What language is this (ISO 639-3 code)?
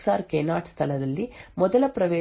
kan